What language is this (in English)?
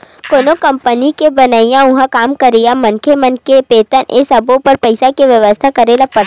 Chhattisgarhi